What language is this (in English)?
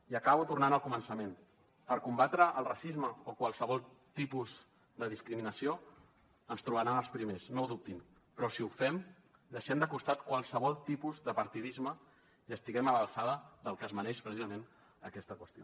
Catalan